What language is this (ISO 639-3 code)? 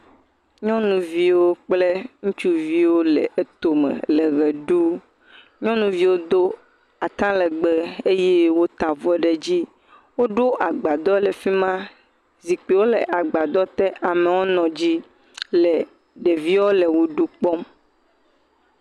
ewe